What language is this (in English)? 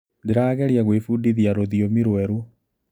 Kikuyu